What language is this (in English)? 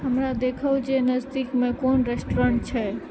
Maithili